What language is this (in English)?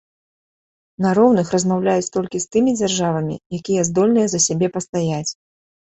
Belarusian